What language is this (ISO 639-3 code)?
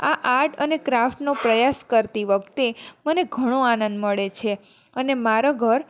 guj